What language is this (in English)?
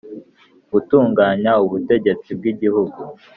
Kinyarwanda